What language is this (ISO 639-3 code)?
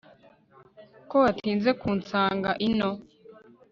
kin